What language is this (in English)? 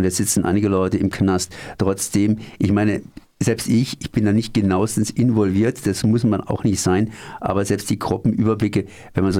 German